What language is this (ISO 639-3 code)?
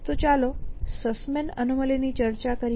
guj